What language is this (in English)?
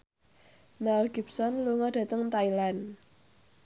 Javanese